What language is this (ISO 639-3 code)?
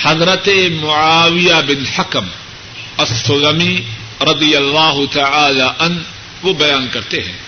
urd